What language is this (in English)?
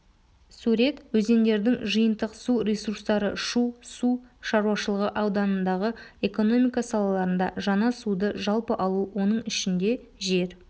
Kazakh